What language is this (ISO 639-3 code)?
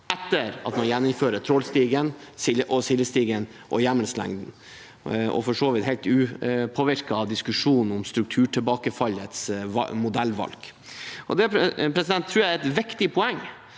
nor